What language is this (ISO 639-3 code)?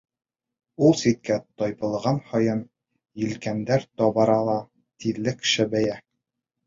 bak